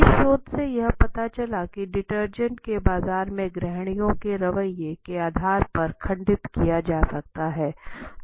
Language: Hindi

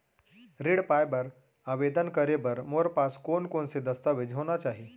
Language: Chhattisgarhi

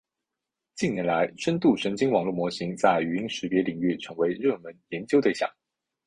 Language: Chinese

